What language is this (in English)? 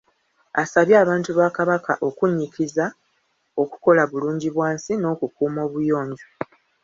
Ganda